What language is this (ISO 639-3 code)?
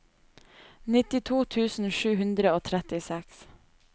nor